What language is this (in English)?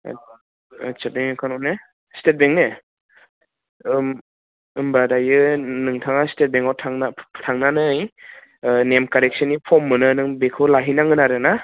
Bodo